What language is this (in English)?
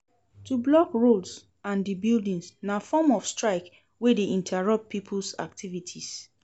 Nigerian Pidgin